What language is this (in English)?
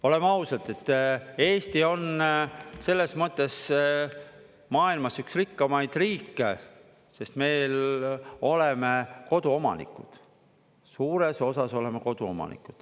Estonian